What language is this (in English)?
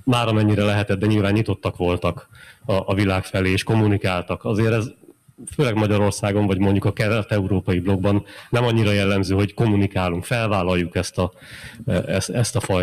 Hungarian